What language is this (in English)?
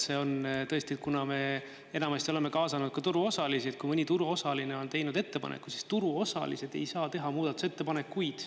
Estonian